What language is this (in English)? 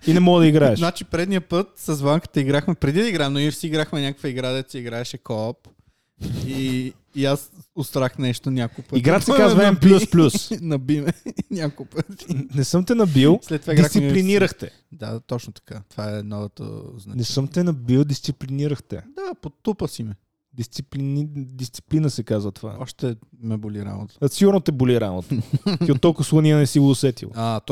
Bulgarian